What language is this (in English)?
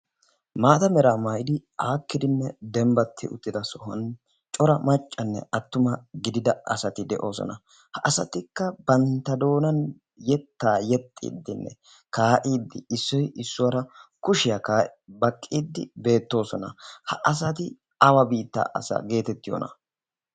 Wolaytta